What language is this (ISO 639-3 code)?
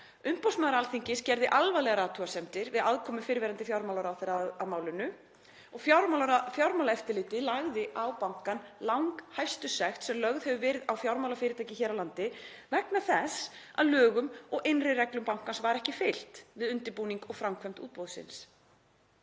isl